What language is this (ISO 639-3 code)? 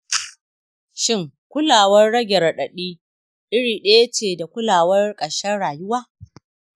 hau